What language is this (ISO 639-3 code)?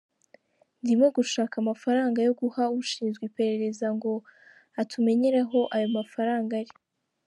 kin